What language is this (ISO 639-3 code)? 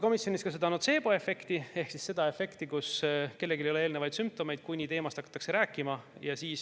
est